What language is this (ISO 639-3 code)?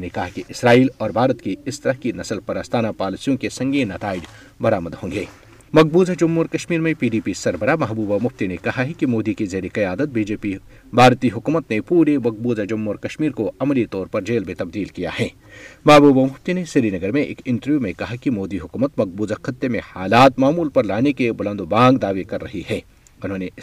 urd